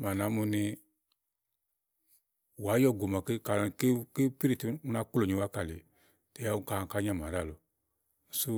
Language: Igo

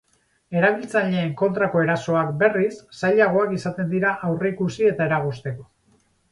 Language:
Basque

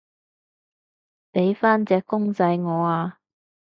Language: Cantonese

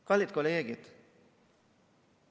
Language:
Estonian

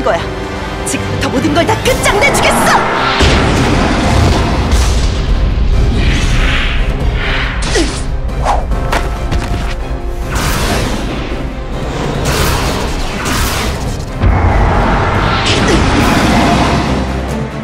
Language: Korean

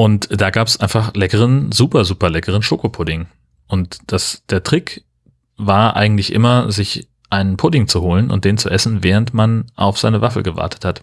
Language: German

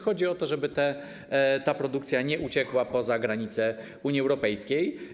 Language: Polish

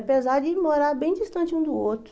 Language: Portuguese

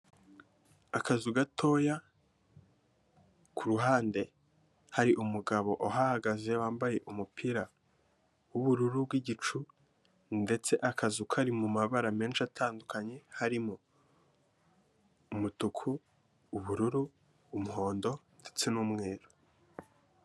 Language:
Kinyarwanda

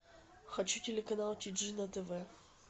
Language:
Russian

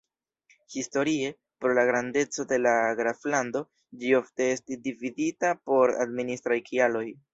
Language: Esperanto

